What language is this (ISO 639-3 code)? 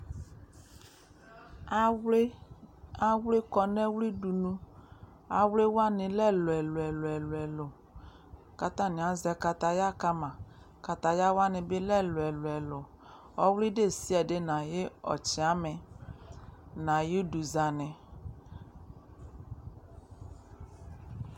kpo